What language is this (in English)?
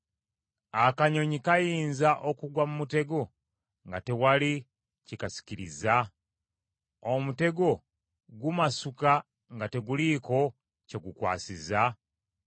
Ganda